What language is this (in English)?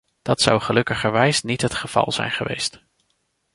Dutch